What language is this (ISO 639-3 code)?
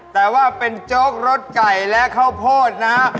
tha